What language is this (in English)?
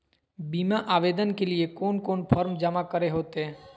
Magahi